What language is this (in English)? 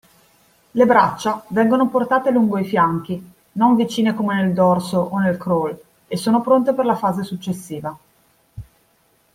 Italian